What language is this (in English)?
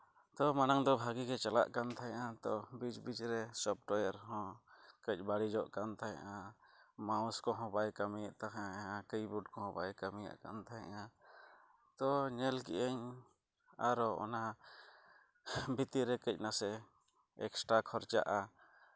Santali